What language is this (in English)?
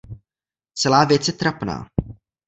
Czech